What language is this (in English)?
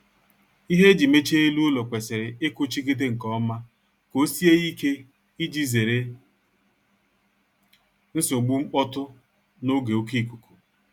Igbo